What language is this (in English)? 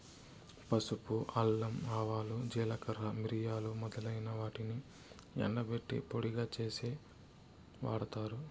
Telugu